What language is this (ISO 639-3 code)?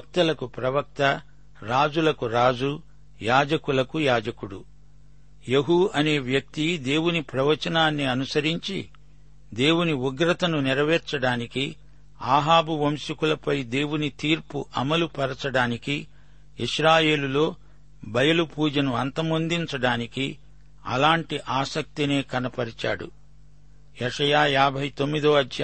tel